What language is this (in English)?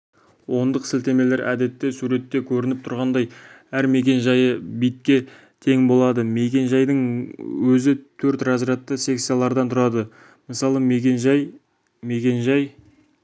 Kazakh